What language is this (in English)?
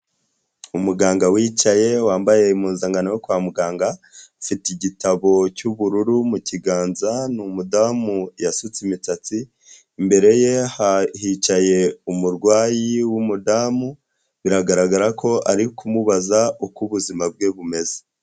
Kinyarwanda